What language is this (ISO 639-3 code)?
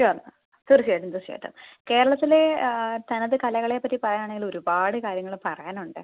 mal